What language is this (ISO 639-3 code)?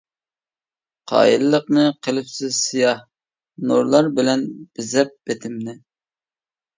uig